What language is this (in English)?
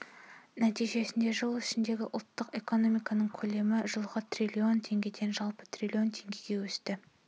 Kazakh